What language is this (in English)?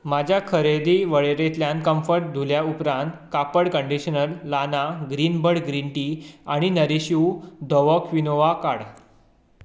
Konkani